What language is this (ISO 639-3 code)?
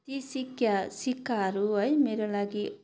nep